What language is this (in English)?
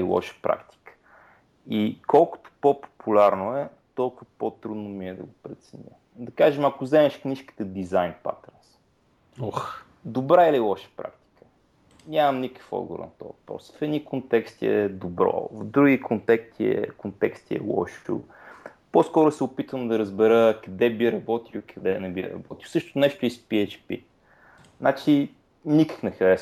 Bulgarian